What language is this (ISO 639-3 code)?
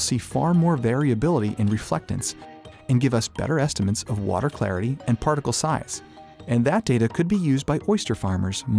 eng